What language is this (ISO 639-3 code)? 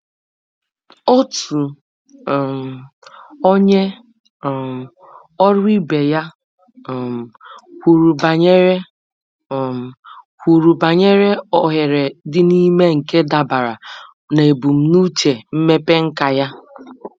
ibo